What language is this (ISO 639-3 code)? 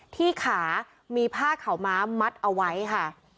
tha